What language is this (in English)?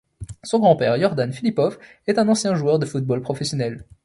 French